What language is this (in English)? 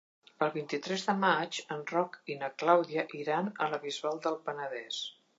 Catalan